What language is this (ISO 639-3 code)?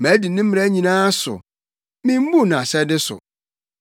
aka